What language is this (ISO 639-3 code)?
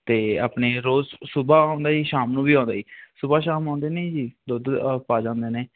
pan